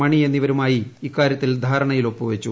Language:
Malayalam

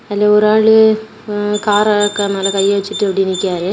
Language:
Tamil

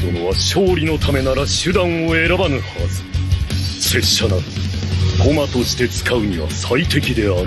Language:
Japanese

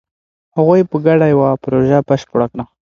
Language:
Pashto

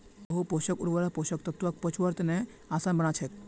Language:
Magahi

